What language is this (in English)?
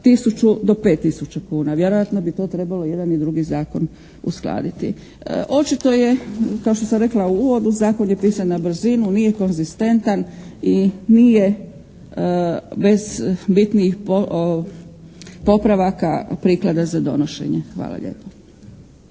Croatian